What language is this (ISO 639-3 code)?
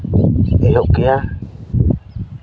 sat